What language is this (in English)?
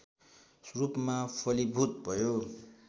Nepali